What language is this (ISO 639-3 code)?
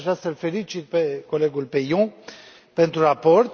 ron